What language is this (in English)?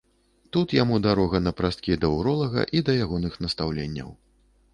Belarusian